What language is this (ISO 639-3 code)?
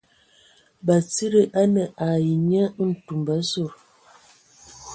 ewo